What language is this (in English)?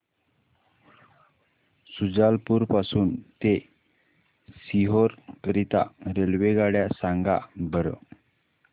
Marathi